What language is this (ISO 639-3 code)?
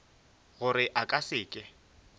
nso